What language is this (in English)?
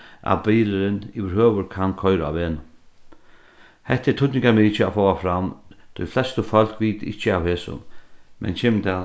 Faroese